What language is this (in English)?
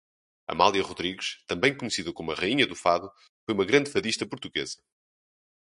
Portuguese